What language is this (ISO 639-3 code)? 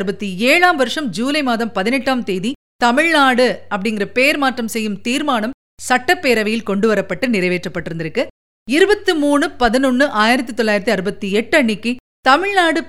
tam